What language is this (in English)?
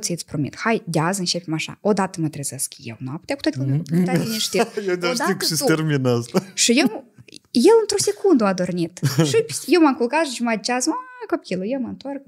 Romanian